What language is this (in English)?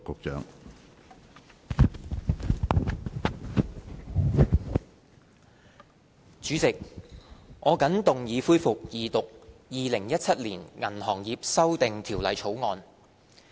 Cantonese